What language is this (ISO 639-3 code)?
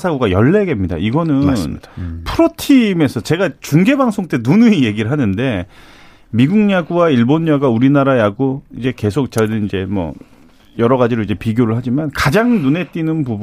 kor